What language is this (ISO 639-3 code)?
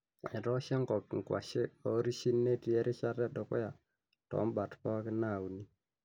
mas